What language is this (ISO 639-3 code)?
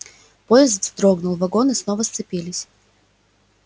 rus